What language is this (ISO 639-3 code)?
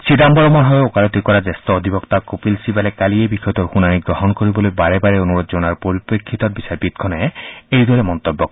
asm